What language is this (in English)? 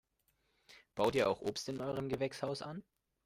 German